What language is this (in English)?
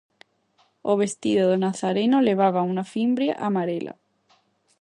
Galician